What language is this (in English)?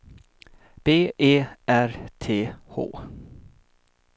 Swedish